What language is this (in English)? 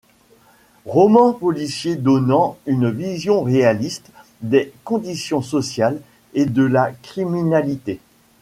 French